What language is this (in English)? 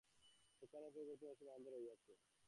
Bangla